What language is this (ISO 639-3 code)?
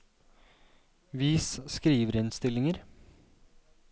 nor